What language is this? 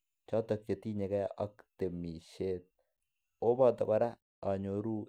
Kalenjin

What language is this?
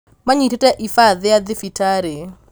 Kikuyu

